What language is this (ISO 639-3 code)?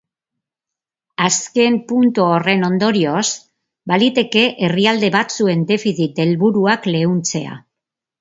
eus